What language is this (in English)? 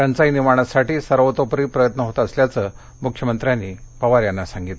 Marathi